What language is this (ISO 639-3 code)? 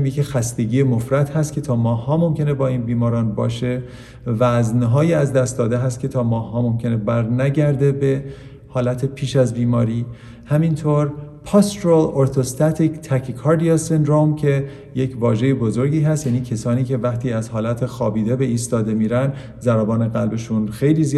fas